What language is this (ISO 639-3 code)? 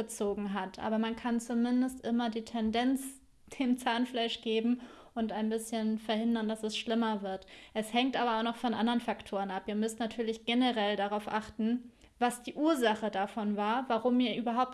deu